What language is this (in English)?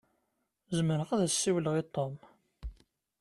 Kabyle